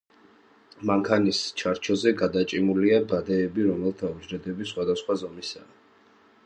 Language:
Georgian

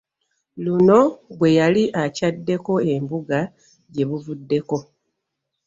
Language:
Ganda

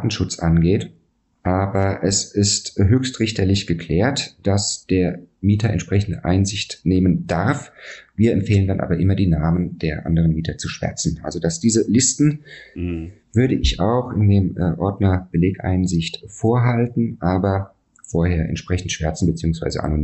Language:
German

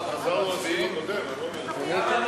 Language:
Hebrew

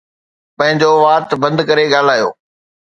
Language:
Sindhi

